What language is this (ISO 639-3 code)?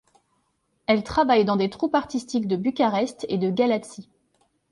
fra